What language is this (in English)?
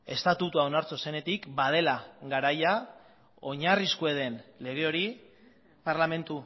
Basque